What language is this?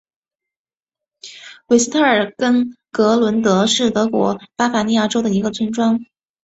Chinese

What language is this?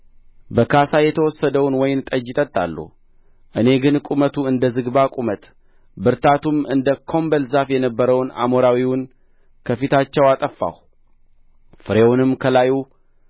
Amharic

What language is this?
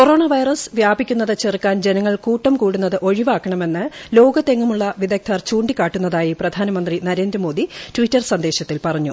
Malayalam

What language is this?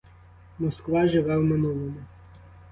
Ukrainian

